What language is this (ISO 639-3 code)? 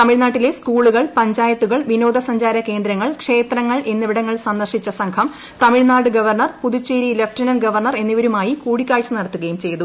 mal